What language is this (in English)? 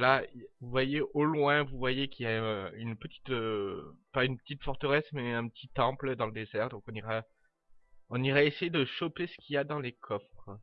French